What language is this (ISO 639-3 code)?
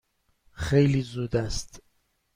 fas